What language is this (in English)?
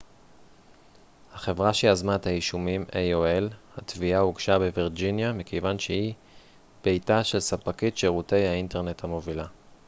Hebrew